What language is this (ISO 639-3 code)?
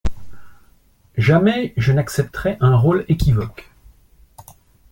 fra